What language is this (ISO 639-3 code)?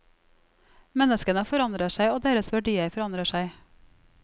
nor